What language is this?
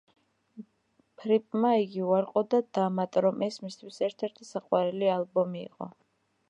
Georgian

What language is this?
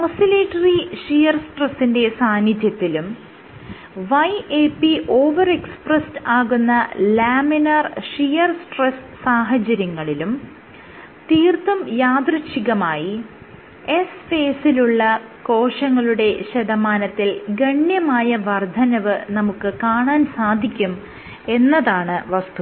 Malayalam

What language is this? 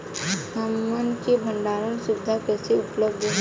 Bhojpuri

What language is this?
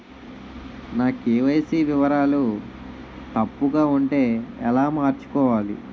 Telugu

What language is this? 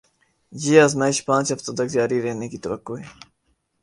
Urdu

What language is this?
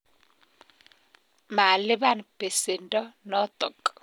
Kalenjin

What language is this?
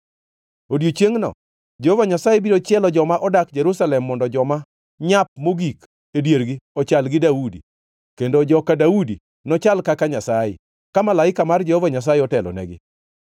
Luo (Kenya and Tanzania)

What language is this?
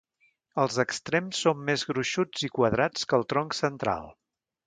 Catalan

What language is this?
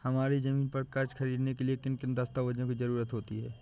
Hindi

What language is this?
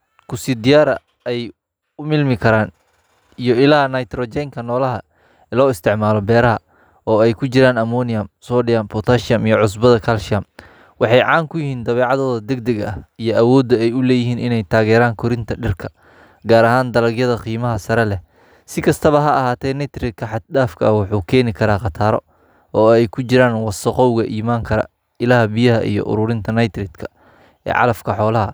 Somali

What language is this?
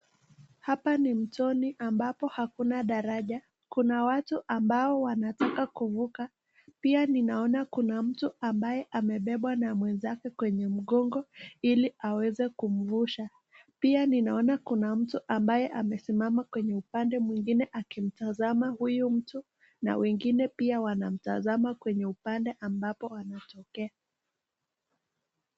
Swahili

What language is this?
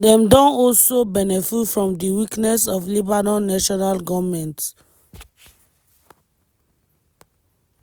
Nigerian Pidgin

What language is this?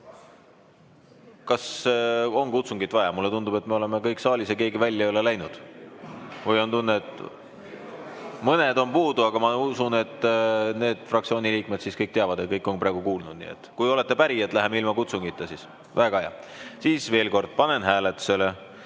Estonian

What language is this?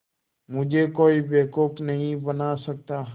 Hindi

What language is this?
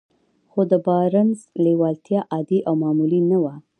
Pashto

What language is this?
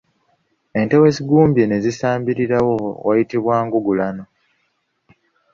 Ganda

